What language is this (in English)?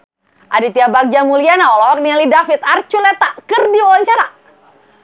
Sundanese